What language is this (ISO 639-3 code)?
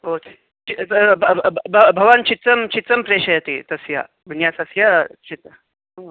san